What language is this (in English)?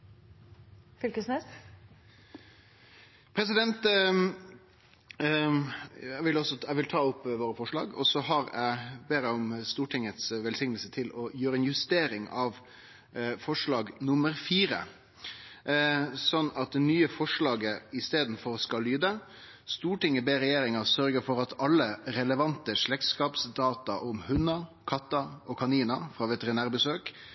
Norwegian